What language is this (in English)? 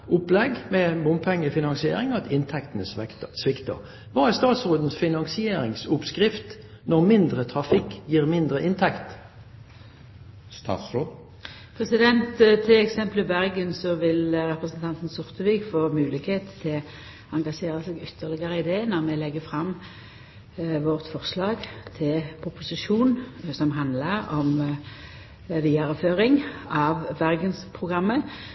Norwegian